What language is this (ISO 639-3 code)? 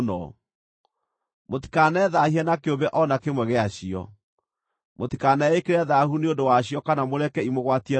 kik